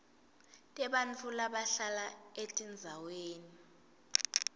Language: Swati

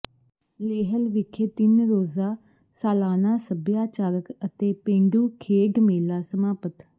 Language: Punjabi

